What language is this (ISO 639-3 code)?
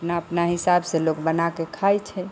mai